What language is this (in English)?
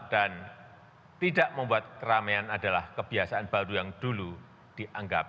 Indonesian